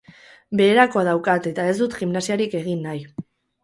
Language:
Basque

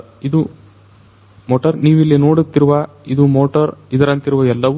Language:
Kannada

